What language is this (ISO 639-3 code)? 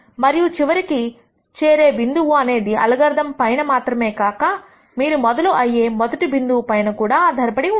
tel